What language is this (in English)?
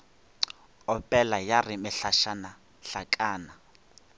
Northern Sotho